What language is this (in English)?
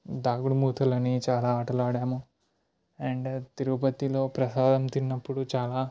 Telugu